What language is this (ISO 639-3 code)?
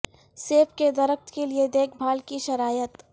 urd